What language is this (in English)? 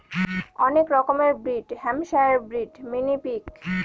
Bangla